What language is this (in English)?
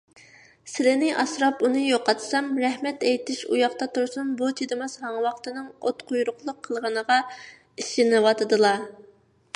Uyghur